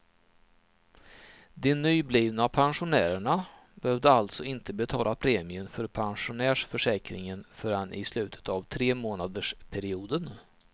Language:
Swedish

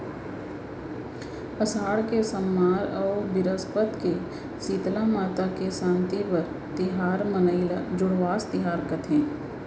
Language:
Chhattisgarhi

